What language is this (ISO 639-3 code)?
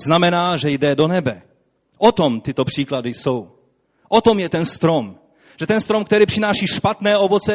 ces